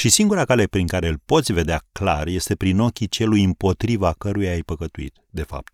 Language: Romanian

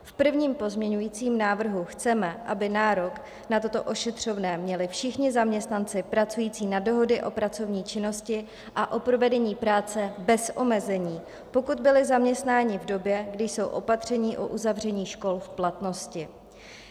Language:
Czech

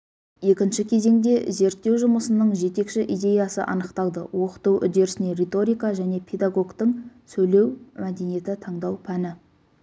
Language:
Kazakh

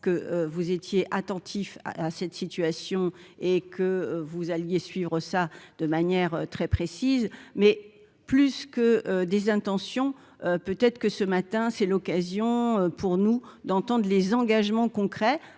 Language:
French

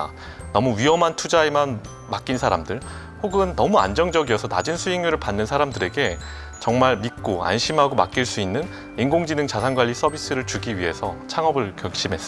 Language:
Korean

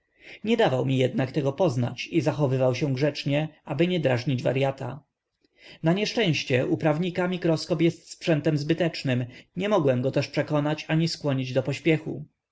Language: Polish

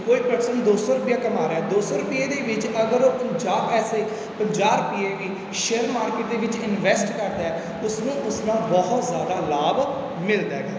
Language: Punjabi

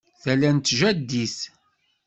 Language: Kabyle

